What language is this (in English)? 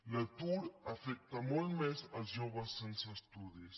Catalan